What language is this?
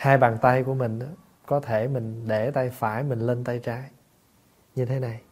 Vietnamese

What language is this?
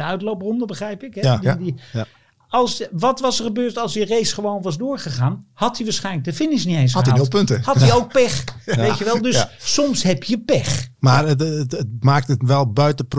Dutch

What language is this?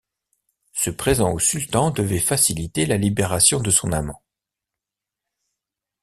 French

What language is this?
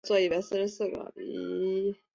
Chinese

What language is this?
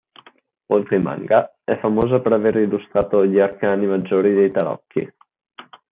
Italian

